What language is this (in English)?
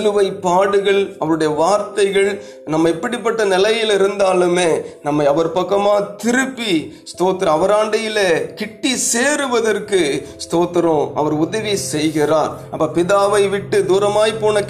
Tamil